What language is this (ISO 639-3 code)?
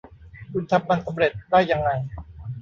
tha